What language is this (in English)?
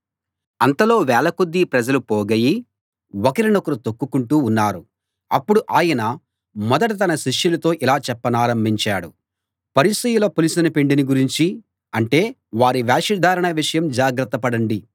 Telugu